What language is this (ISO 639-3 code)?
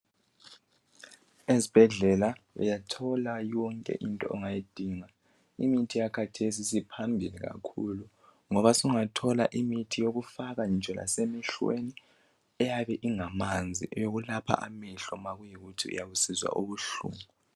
nde